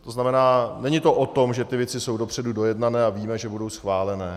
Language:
Czech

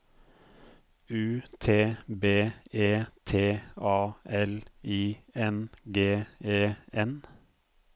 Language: Norwegian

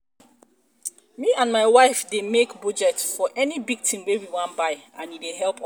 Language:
Nigerian Pidgin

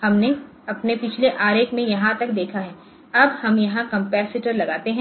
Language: Hindi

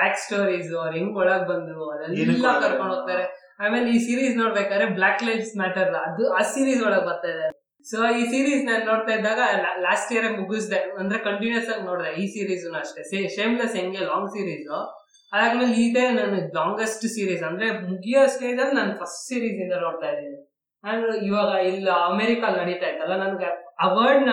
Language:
Kannada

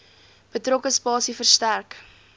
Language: Afrikaans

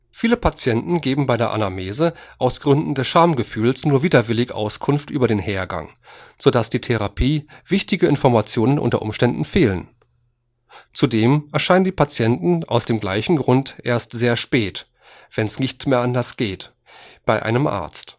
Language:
German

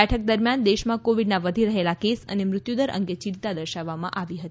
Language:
Gujarati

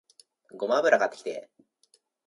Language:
Japanese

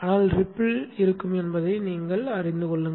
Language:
Tamil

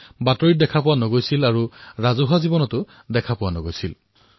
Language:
Assamese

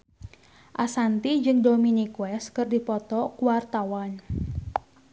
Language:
Sundanese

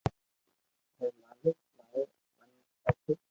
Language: Loarki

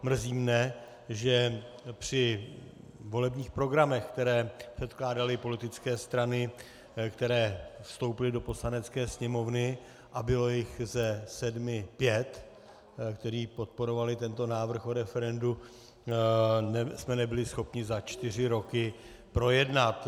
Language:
Czech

